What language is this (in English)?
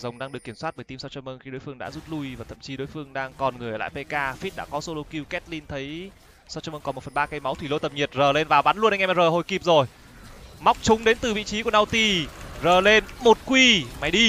Vietnamese